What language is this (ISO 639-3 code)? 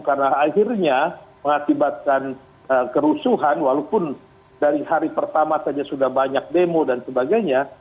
ind